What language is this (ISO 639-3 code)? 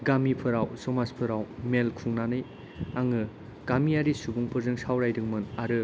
brx